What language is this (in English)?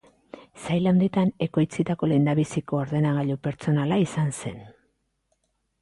Basque